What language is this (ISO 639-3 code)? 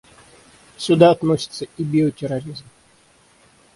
rus